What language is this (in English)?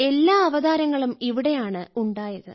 Malayalam